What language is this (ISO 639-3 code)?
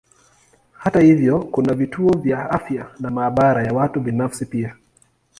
swa